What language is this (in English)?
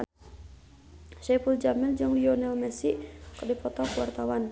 Sundanese